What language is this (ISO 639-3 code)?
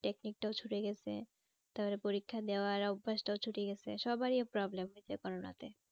ben